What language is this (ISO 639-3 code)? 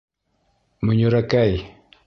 bak